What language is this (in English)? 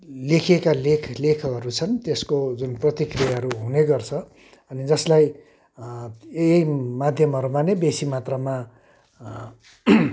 Nepali